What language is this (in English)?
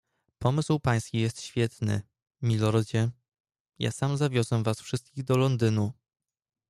Polish